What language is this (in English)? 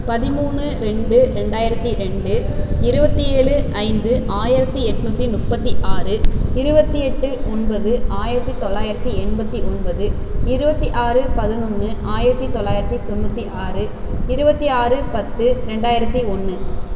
Tamil